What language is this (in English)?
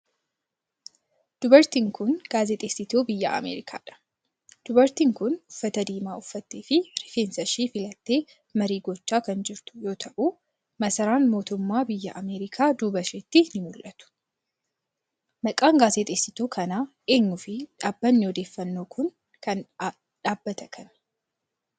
Oromo